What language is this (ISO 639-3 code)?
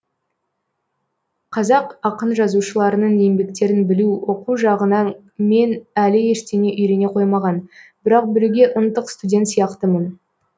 kaz